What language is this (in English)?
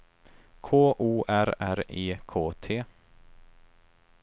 Swedish